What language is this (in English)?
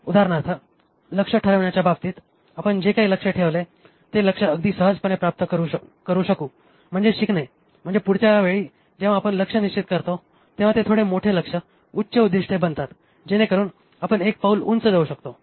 Marathi